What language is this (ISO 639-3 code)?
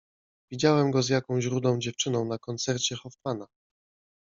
pol